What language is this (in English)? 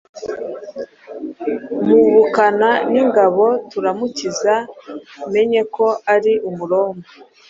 Kinyarwanda